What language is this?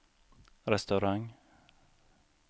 Swedish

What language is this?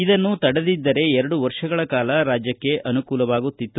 Kannada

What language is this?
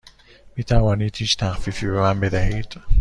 Persian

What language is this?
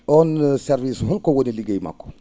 Fula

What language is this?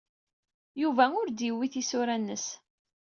Kabyle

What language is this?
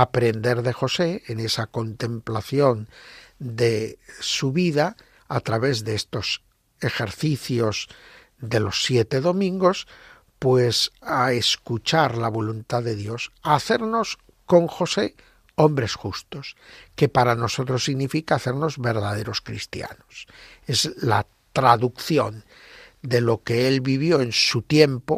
Spanish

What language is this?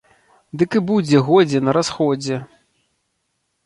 Belarusian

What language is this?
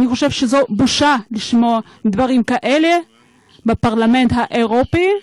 Hebrew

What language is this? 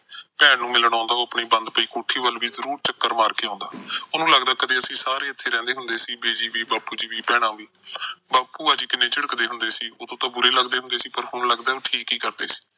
Punjabi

